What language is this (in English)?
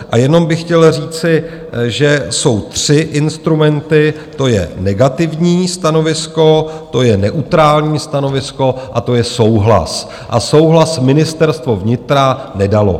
Czech